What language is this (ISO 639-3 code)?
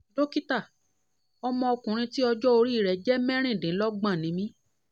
yor